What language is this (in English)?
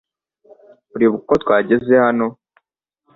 Kinyarwanda